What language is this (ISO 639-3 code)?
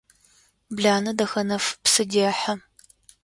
ady